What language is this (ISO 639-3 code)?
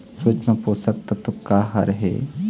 hne